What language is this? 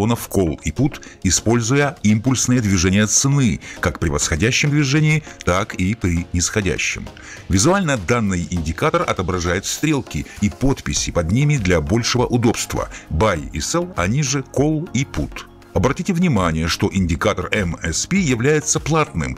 Russian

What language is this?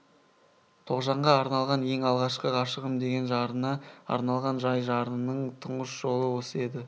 Kazakh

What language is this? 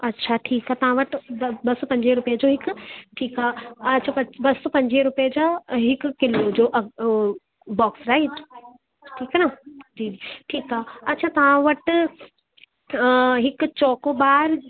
Sindhi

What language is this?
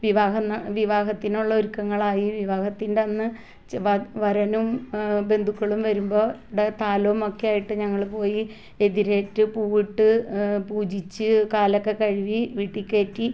Malayalam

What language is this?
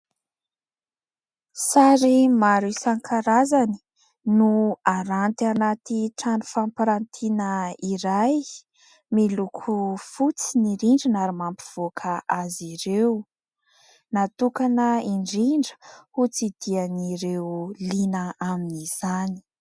Malagasy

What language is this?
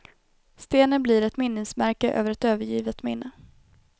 Swedish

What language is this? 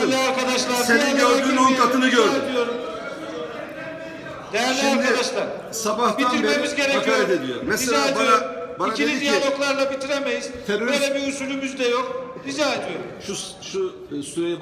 Turkish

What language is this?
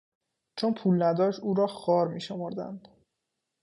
Persian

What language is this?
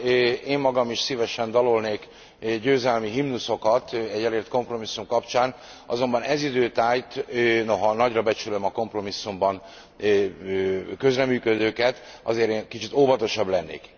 Hungarian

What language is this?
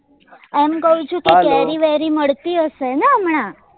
Gujarati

